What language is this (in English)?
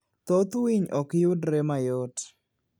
Luo (Kenya and Tanzania)